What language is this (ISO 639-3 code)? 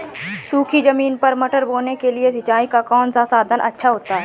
hin